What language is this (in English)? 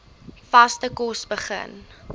Afrikaans